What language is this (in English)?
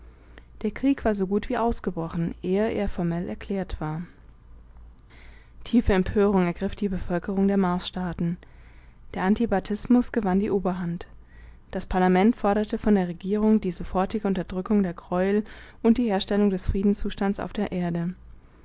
German